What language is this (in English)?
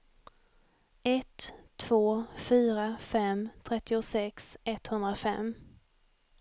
Swedish